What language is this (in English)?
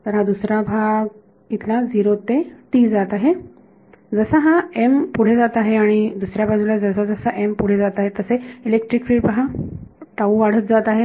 Marathi